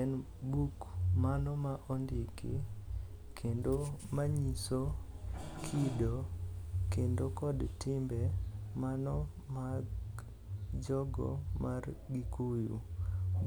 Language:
Luo (Kenya and Tanzania)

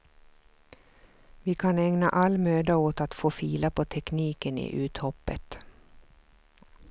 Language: Swedish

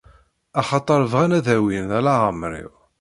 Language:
Kabyle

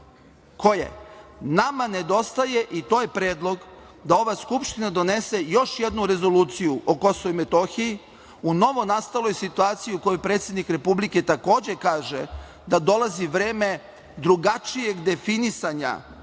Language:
Serbian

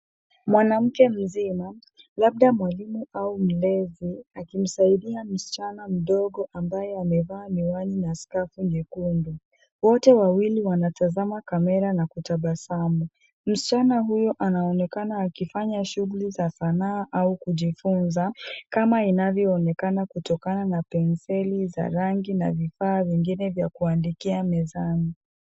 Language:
Swahili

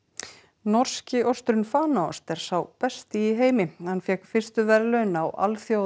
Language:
Icelandic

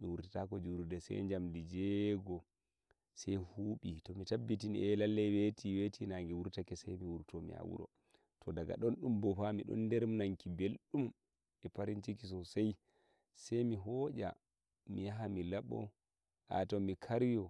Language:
Nigerian Fulfulde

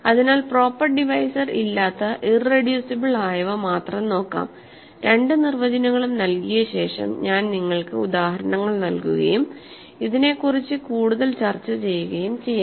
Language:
Malayalam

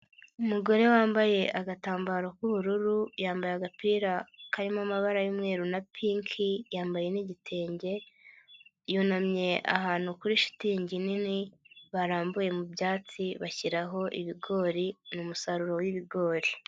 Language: Kinyarwanda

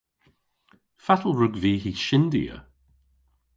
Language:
Cornish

